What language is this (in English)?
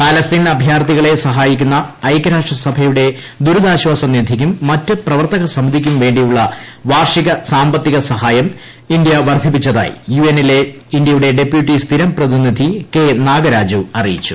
Malayalam